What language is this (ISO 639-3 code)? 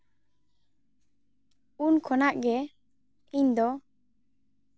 sat